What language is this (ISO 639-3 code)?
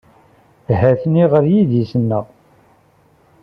kab